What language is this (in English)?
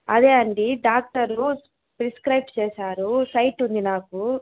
Telugu